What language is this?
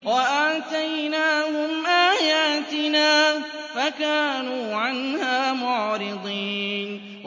Arabic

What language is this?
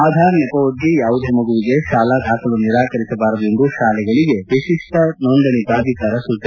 Kannada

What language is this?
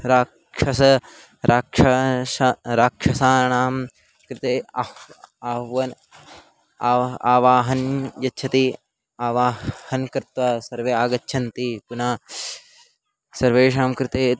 Sanskrit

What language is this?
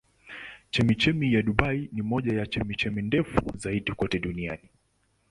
Swahili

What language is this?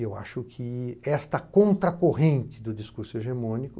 Portuguese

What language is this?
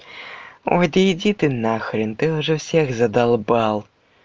Russian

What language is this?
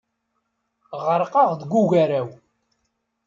Kabyle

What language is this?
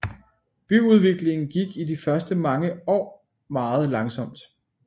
Danish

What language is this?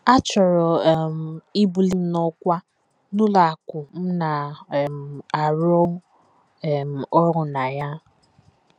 Igbo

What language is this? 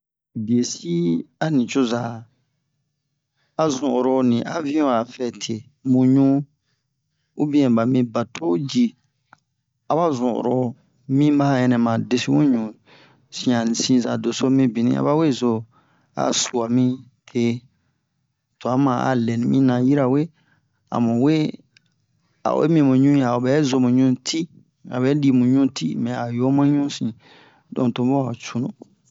Bomu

